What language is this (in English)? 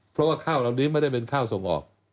Thai